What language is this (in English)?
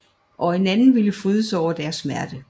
Danish